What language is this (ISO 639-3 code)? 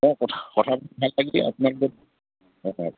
asm